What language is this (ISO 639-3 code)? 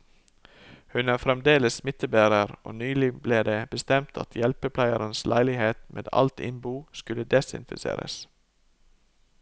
nor